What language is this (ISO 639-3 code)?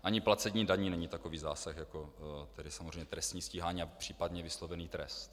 ces